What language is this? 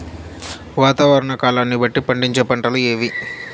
Telugu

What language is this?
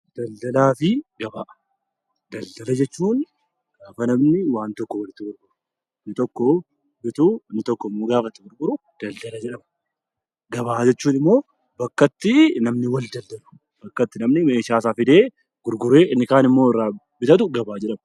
Oromo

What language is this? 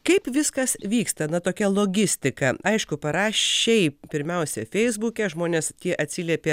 Lithuanian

